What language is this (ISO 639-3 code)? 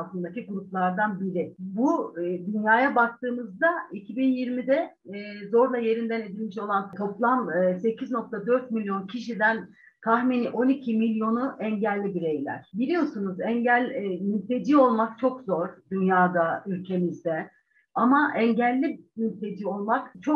tur